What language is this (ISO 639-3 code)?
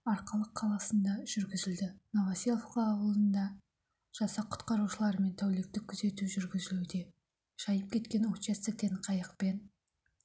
kaz